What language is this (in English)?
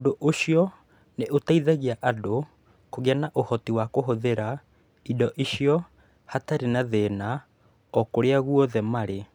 Kikuyu